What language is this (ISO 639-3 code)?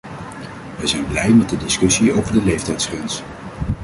nld